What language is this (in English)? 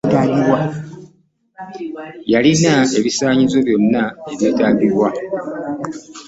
Ganda